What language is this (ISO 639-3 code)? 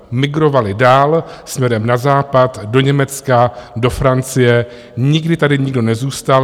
ces